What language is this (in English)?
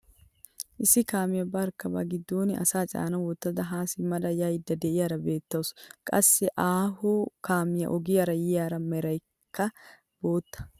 Wolaytta